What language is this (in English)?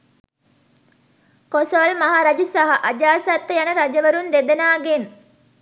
Sinhala